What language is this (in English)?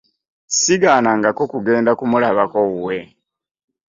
Ganda